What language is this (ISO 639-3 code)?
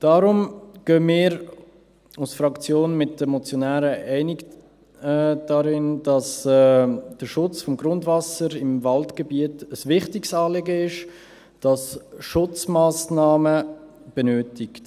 gsw